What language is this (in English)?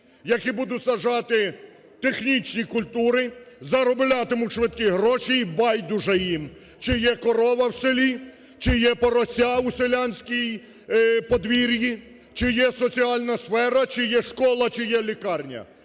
Ukrainian